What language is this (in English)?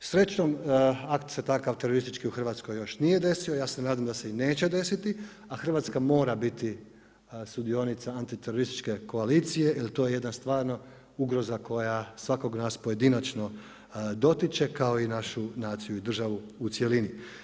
Croatian